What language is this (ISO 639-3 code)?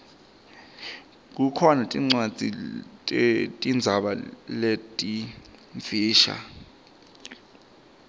ssw